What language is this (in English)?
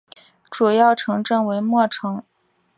Chinese